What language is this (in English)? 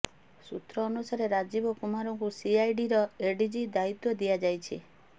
Odia